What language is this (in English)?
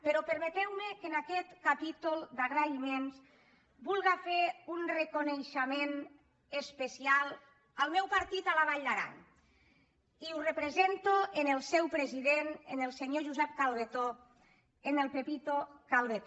Catalan